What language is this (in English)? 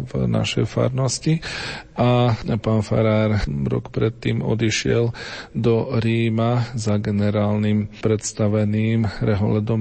Slovak